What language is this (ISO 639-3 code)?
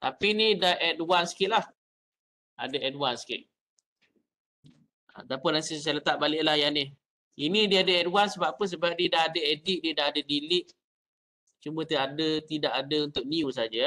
msa